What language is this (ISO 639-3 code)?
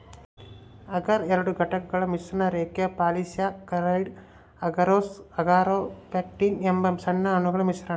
kan